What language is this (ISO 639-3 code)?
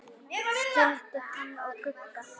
isl